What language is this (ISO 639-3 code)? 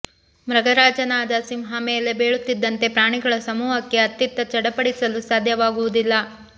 kan